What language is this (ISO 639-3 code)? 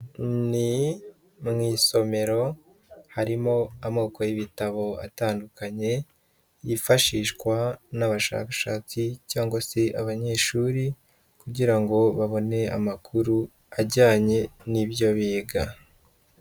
kin